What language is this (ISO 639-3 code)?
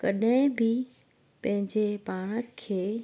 snd